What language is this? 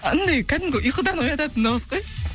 Kazakh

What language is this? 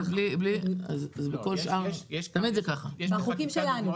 Hebrew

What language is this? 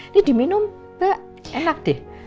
Indonesian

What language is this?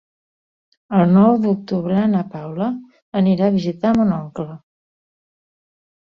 Catalan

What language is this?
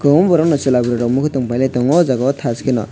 Kok Borok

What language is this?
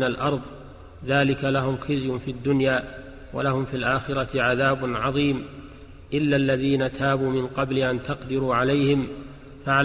Arabic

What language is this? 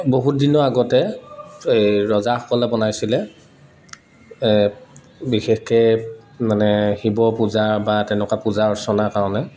Assamese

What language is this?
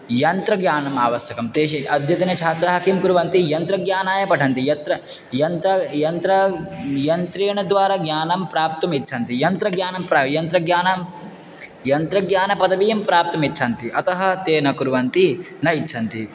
Sanskrit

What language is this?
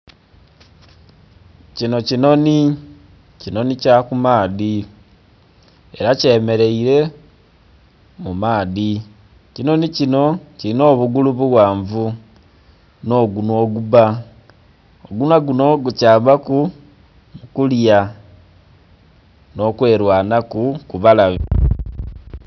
Soga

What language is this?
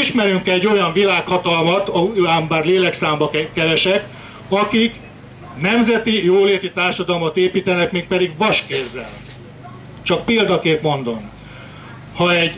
Hungarian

